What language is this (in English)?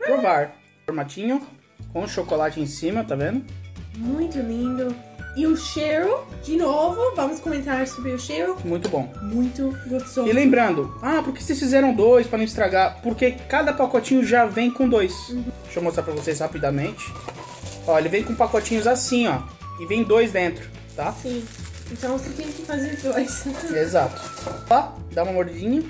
Portuguese